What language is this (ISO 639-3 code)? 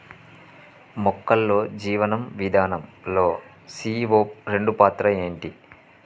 tel